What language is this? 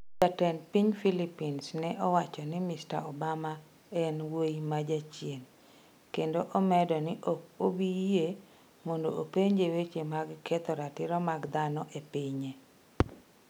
Luo (Kenya and Tanzania)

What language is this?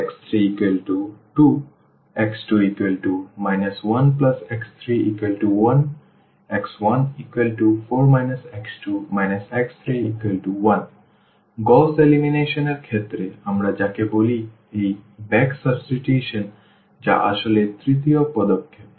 Bangla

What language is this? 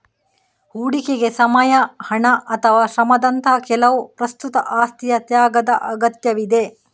Kannada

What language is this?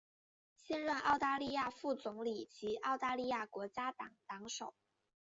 Chinese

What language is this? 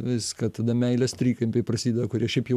Lithuanian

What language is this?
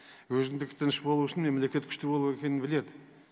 Kazakh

